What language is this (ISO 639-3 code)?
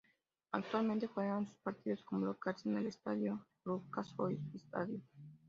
spa